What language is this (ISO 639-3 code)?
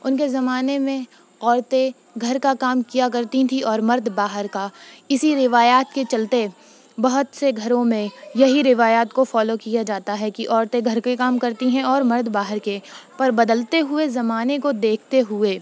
urd